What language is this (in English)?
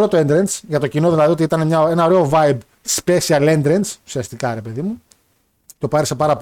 Greek